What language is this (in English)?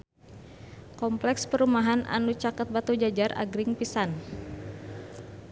Sundanese